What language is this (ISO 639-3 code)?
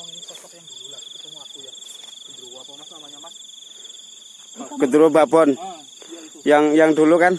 ind